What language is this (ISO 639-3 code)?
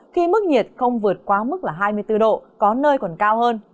vie